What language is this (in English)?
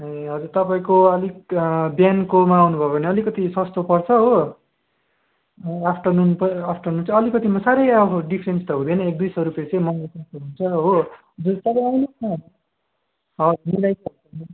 Nepali